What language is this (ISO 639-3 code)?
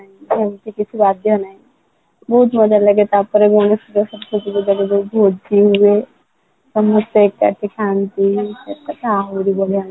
ori